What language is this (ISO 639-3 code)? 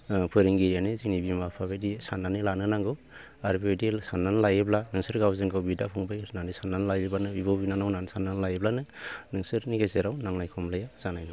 brx